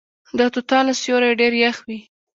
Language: Pashto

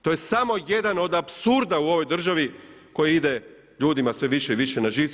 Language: Croatian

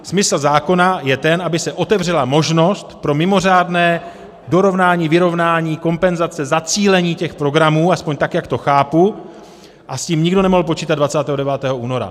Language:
Czech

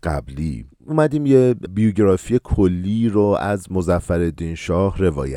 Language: Persian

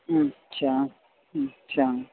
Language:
Sindhi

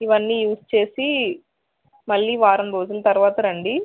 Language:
Telugu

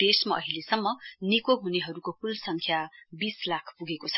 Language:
Nepali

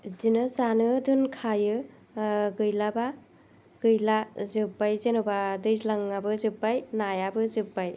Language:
Bodo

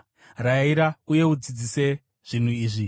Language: Shona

